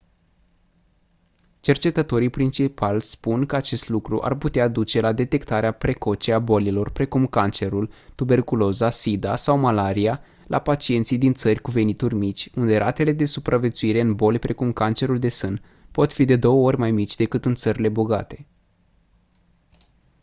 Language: Romanian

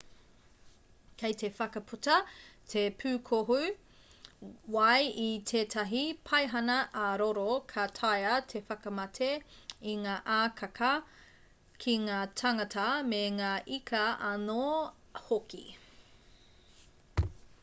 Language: Māori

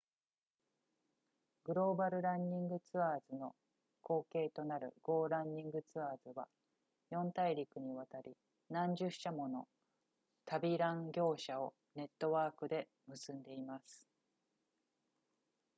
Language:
Japanese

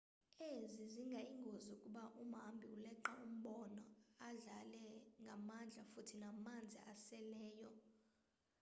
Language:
Xhosa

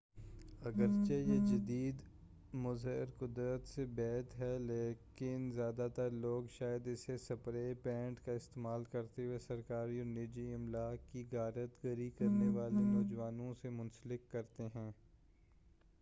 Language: Urdu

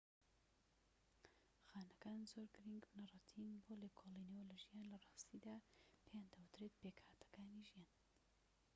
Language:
Central Kurdish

